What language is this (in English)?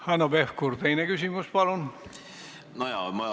Estonian